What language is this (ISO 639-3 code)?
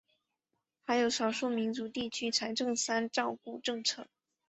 zho